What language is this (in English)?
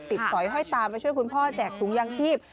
Thai